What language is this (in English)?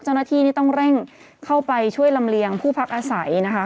Thai